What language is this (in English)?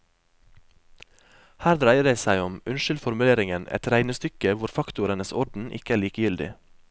Norwegian